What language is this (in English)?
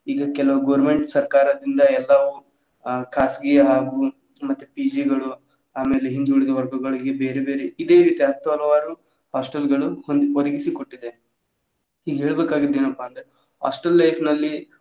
Kannada